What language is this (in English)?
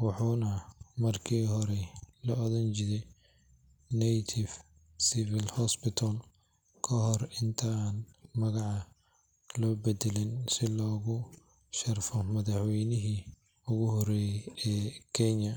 Somali